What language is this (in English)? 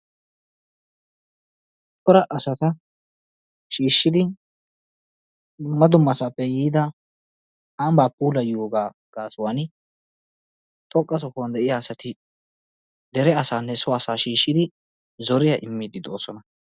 Wolaytta